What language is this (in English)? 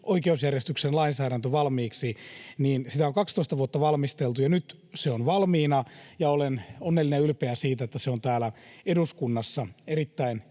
Finnish